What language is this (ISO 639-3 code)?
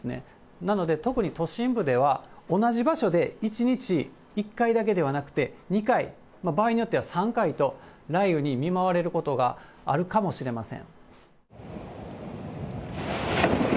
jpn